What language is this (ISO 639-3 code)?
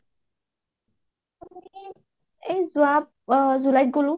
asm